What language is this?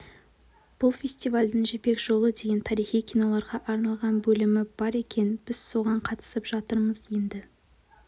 Kazakh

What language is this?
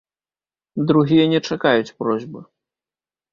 Belarusian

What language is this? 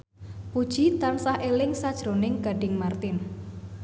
Javanese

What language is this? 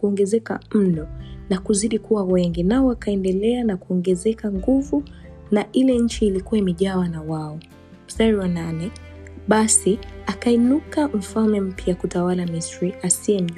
Swahili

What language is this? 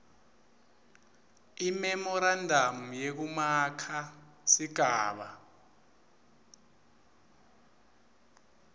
Swati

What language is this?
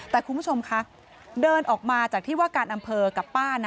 Thai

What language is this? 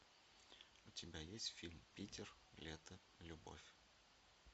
Russian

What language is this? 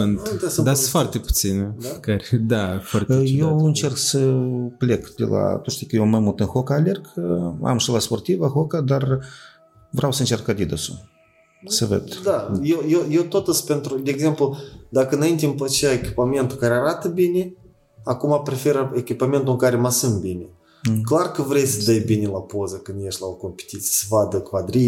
Romanian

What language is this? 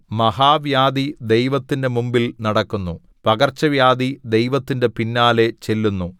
Malayalam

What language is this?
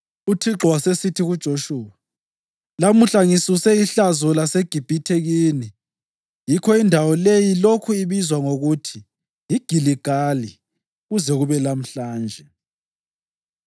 North Ndebele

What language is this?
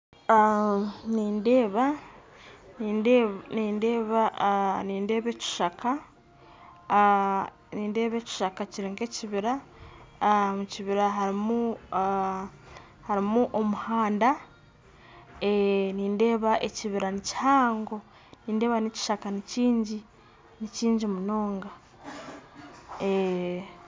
Nyankole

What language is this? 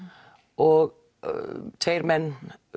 Icelandic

